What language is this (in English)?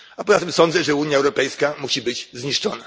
Polish